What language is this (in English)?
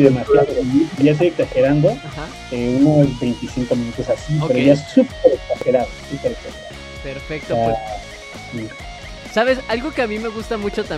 Spanish